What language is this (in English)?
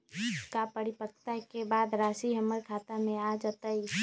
Magahi